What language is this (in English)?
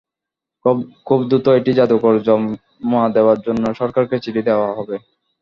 Bangla